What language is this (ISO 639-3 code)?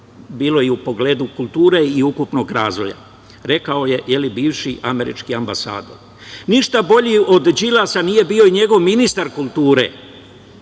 srp